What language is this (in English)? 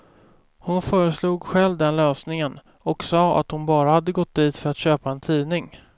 Swedish